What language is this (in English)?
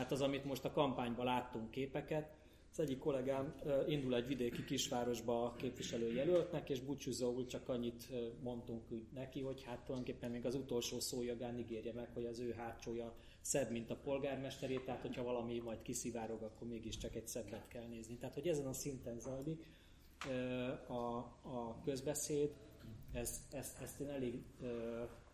Hungarian